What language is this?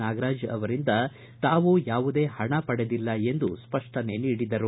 Kannada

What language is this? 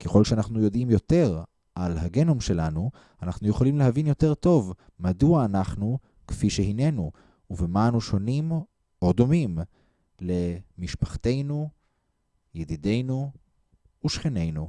Hebrew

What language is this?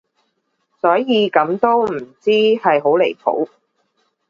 Cantonese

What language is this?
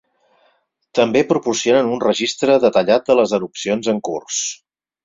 Catalan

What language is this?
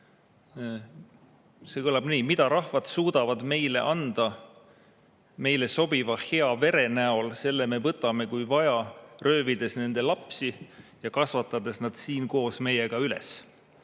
Estonian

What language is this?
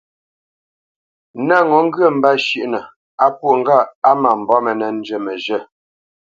Bamenyam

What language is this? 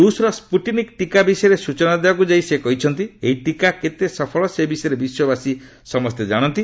Odia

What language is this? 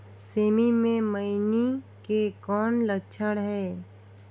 Chhattisgarhi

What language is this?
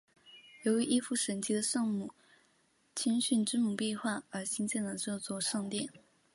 Chinese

